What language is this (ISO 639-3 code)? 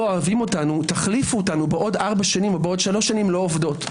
heb